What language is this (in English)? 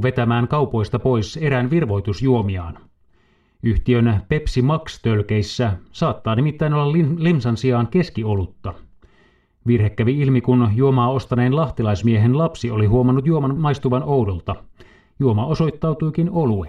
Finnish